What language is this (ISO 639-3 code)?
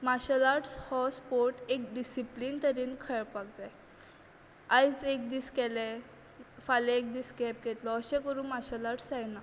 kok